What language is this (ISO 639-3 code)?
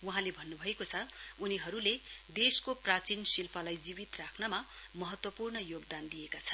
nep